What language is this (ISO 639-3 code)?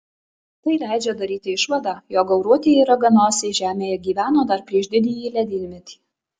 lit